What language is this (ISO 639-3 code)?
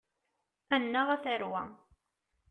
kab